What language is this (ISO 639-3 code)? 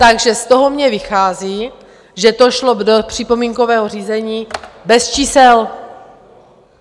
ces